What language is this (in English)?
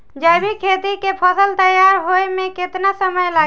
Bhojpuri